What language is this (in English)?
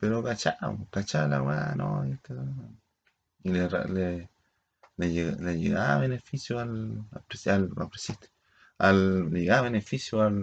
Spanish